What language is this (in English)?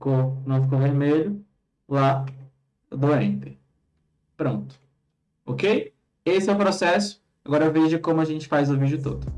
Portuguese